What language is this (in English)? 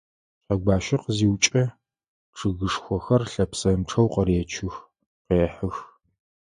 Adyghe